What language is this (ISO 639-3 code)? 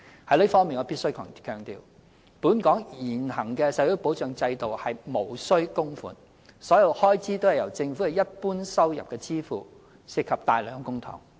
yue